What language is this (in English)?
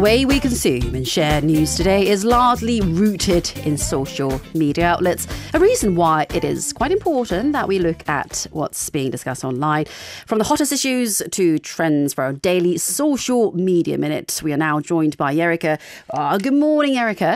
English